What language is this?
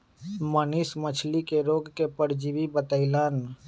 Magahi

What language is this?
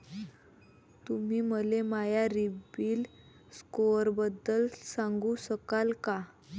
Marathi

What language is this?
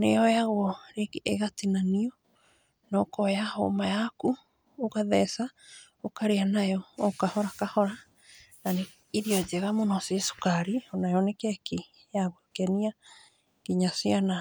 Kikuyu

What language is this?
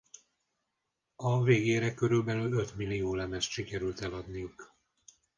Hungarian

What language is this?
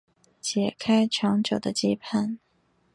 Chinese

